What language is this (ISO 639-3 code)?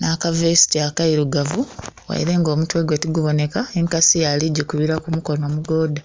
xog